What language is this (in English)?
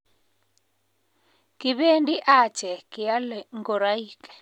Kalenjin